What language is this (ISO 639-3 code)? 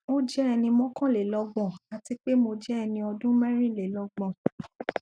yor